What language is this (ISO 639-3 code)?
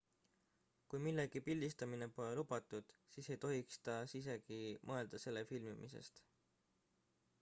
est